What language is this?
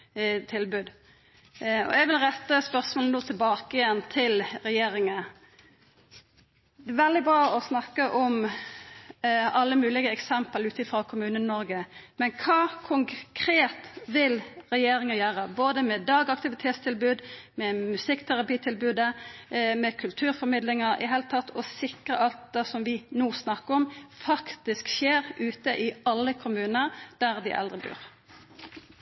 Norwegian Nynorsk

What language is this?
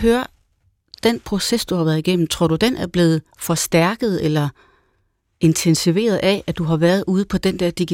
Danish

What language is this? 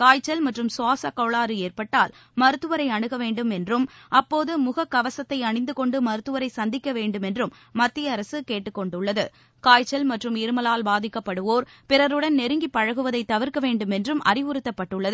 Tamil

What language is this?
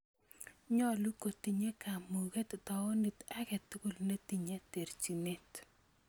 Kalenjin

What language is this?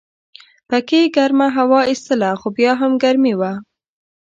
Pashto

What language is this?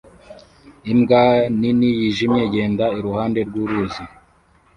Kinyarwanda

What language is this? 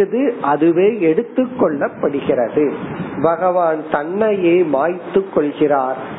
Tamil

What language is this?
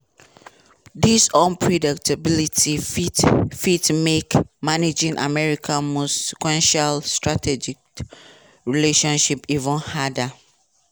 Nigerian Pidgin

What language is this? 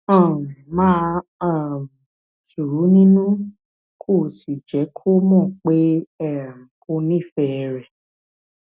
Yoruba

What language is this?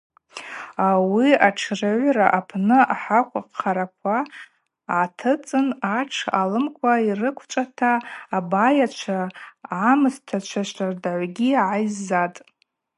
Abaza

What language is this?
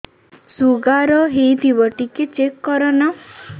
Odia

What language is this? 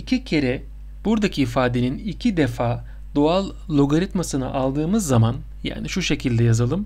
Turkish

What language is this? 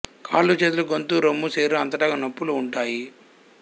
Telugu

